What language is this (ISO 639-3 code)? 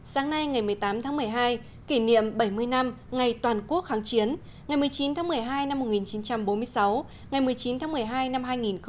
vie